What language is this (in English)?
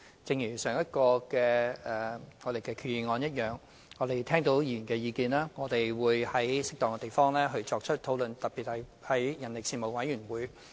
Cantonese